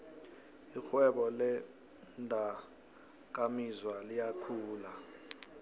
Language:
South Ndebele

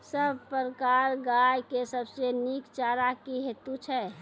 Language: Maithili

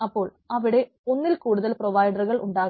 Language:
Malayalam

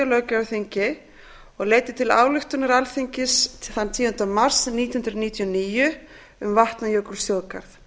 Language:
Icelandic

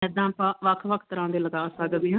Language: Punjabi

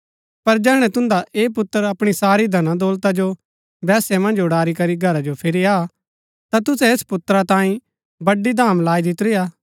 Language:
Gaddi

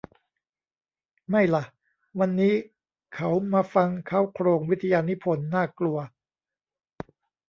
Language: Thai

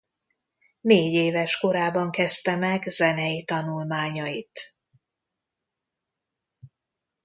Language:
Hungarian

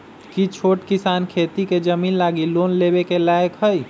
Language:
Magahi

